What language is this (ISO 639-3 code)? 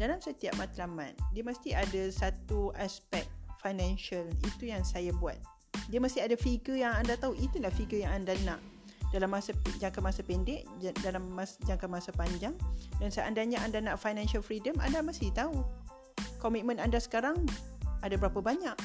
msa